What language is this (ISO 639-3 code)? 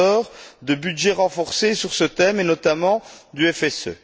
fra